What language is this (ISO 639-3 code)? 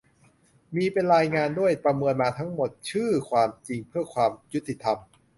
tha